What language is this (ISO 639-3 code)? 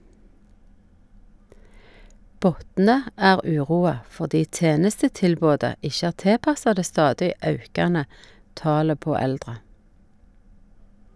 nor